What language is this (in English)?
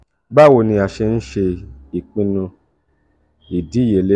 Yoruba